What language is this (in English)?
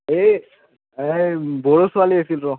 Assamese